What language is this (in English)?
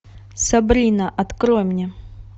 Russian